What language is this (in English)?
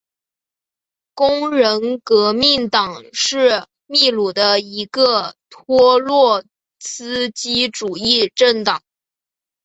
Chinese